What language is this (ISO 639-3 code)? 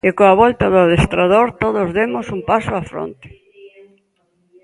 glg